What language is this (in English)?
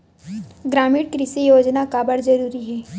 Chhattisgarhi